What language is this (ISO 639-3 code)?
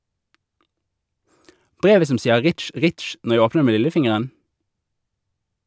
nor